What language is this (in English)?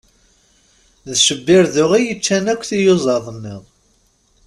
Kabyle